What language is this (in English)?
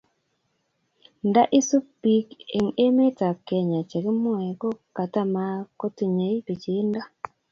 Kalenjin